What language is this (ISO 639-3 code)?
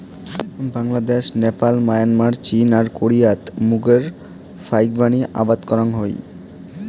ben